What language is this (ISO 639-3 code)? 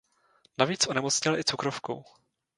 ces